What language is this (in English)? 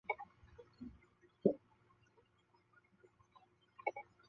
Chinese